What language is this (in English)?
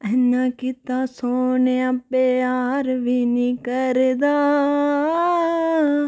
Dogri